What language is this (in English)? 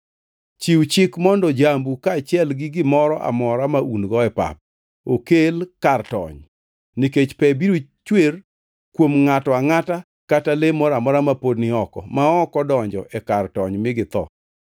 Luo (Kenya and Tanzania)